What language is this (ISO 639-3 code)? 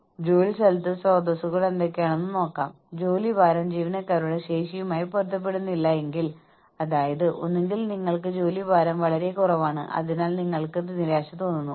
mal